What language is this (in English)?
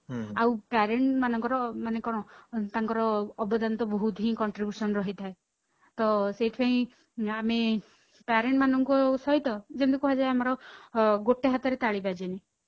Odia